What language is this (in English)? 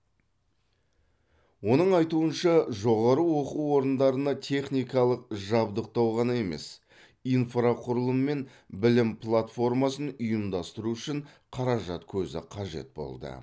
Kazakh